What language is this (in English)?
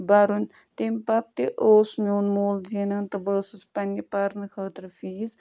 Kashmiri